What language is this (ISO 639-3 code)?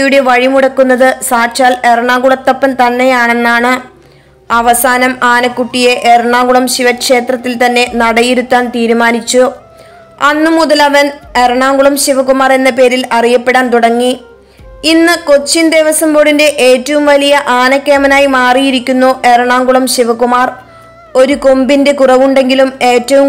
ron